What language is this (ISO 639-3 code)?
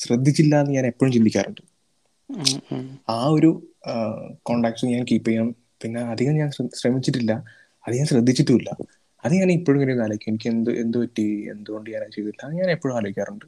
mal